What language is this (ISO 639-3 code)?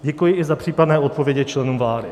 ces